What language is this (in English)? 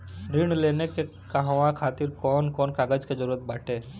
Bhojpuri